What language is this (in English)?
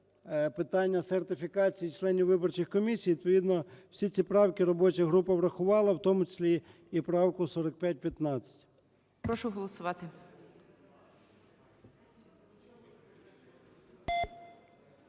Ukrainian